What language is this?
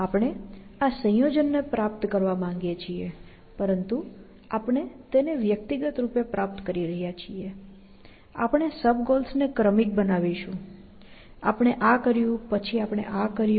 Gujarati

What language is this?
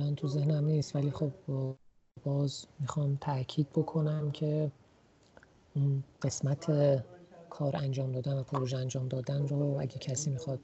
Persian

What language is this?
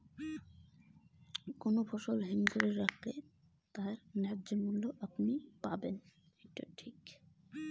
Bangla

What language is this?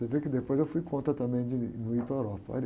Portuguese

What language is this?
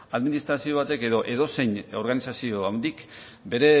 Basque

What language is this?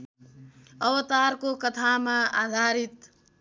Nepali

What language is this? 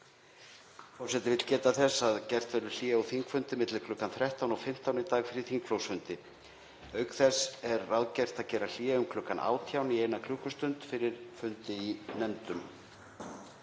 Icelandic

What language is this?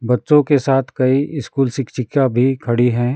Hindi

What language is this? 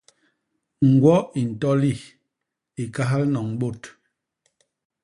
Basaa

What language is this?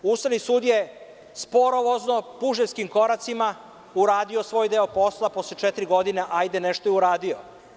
Serbian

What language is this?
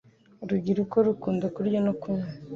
Kinyarwanda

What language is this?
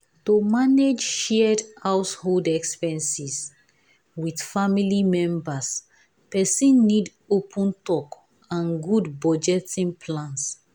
Nigerian Pidgin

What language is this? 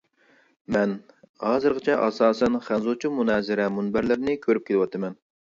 Uyghur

